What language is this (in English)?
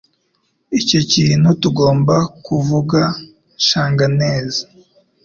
Kinyarwanda